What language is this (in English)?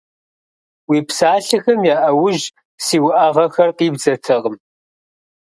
Kabardian